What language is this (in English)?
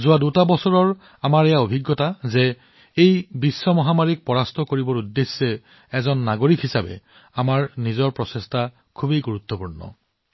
Assamese